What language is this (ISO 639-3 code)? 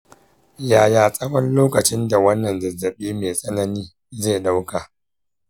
hau